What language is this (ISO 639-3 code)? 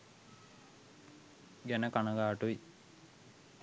sin